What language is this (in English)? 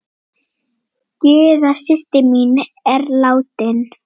Icelandic